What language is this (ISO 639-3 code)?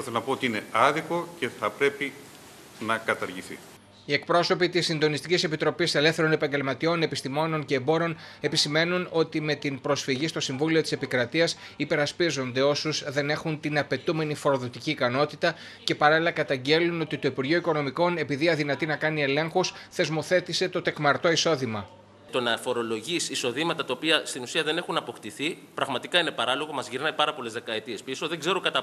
ell